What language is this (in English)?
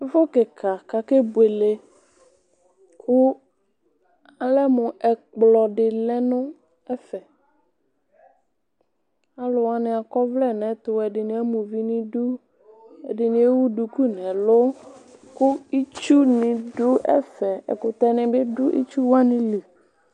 Ikposo